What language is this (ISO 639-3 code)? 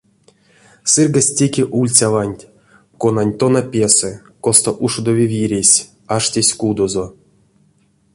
myv